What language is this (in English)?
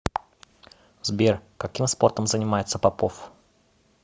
Russian